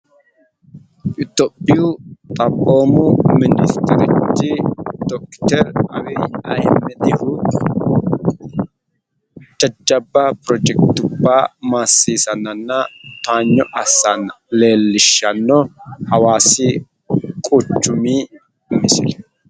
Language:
Sidamo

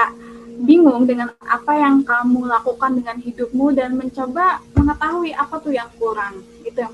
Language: Indonesian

